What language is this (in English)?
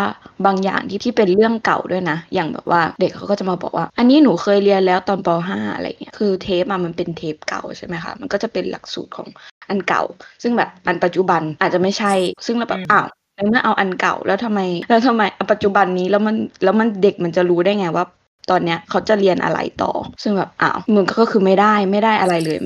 Thai